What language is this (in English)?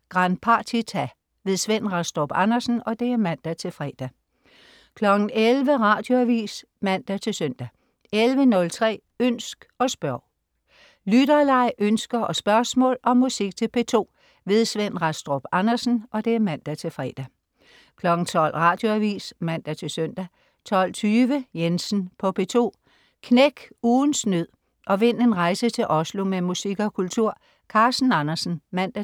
Danish